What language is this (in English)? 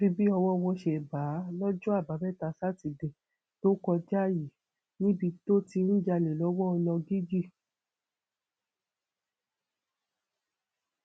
Yoruba